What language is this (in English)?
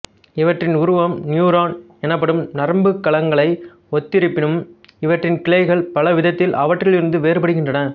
Tamil